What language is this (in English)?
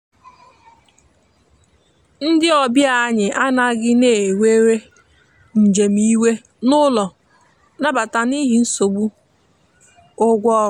Igbo